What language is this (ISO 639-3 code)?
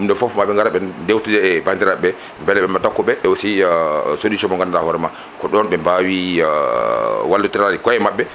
ful